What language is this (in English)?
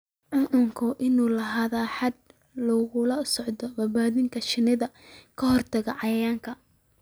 Somali